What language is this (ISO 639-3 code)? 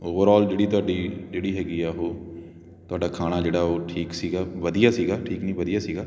pan